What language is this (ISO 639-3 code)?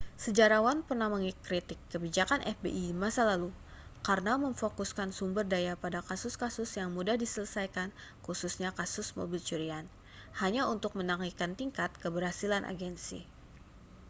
ind